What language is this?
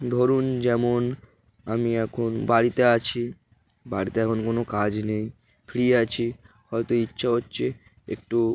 Bangla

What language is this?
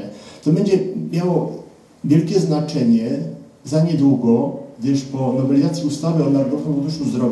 Polish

